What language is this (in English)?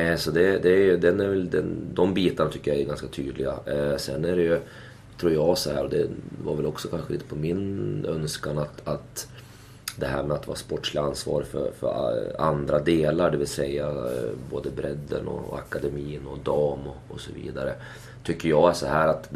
Swedish